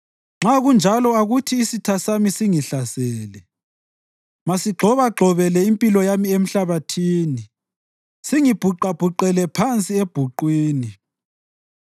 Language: North Ndebele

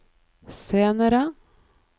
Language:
Norwegian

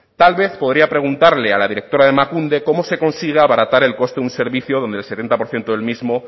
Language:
Spanish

